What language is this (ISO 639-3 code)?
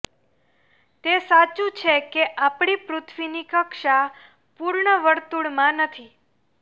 guj